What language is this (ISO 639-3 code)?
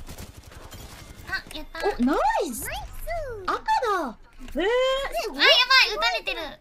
jpn